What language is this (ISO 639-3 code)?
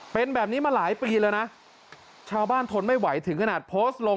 tha